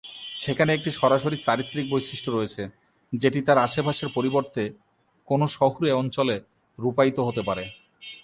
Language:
Bangla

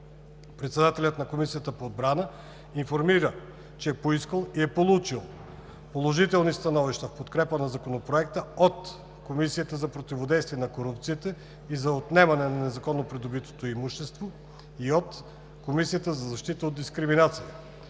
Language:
Bulgarian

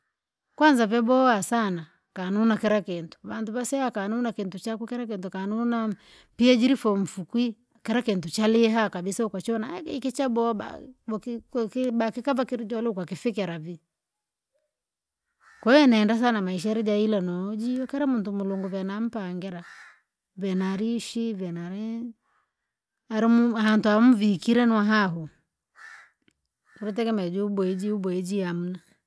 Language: Langi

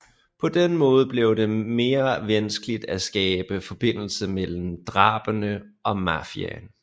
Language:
Danish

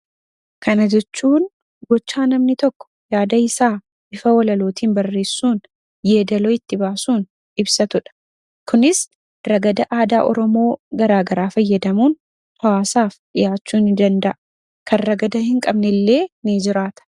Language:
Oromo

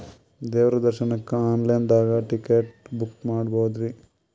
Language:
Kannada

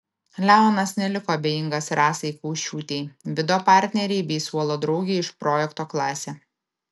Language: Lithuanian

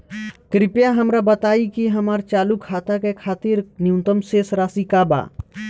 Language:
Bhojpuri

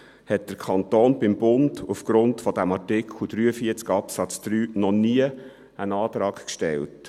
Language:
Swiss German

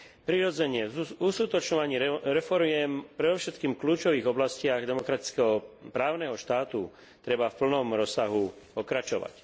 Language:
Slovak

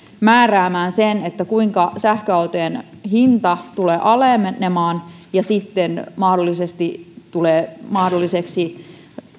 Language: Finnish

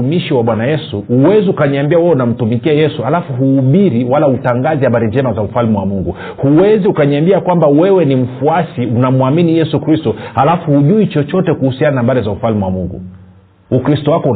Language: Swahili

